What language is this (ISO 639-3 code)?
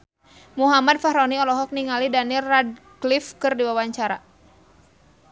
sun